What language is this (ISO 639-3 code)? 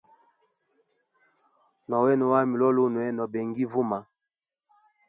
hem